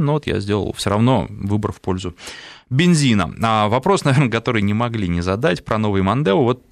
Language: Russian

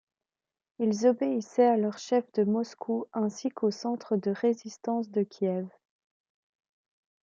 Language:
French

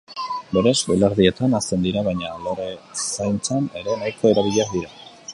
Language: Basque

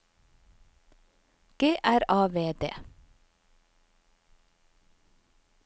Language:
Norwegian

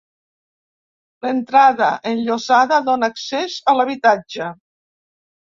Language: Catalan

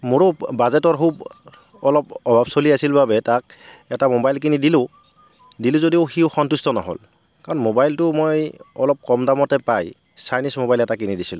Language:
Assamese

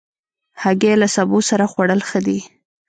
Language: Pashto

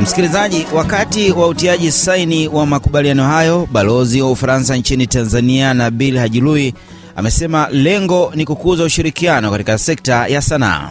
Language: Swahili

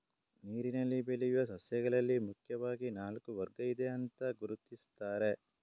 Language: Kannada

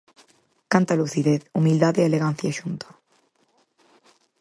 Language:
Galician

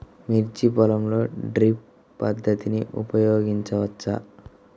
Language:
Telugu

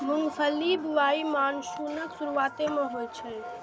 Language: Maithili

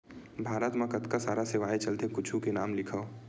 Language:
Chhattisgarhi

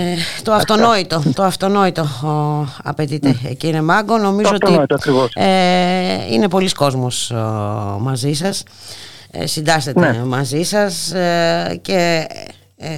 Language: Greek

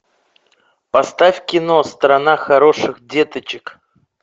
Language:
Russian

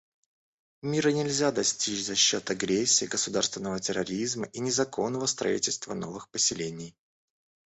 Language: Russian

